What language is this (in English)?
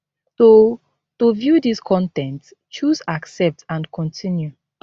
Nigerian Pidgin